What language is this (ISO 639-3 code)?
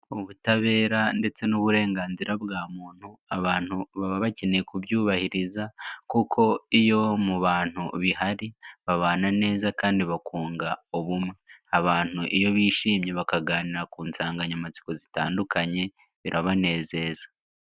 kin